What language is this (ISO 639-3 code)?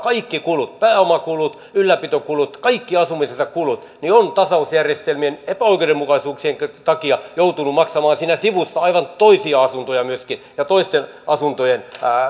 fin